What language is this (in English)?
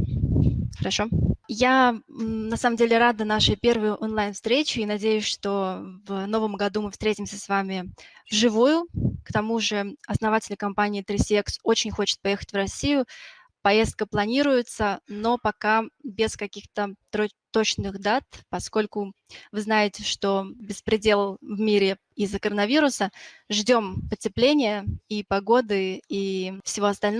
Russian